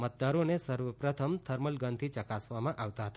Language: Gujarati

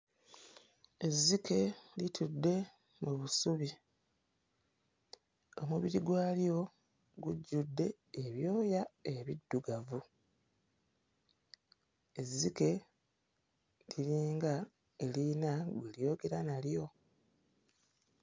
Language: Ganda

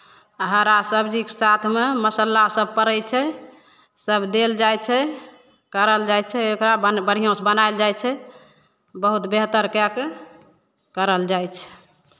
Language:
Maithili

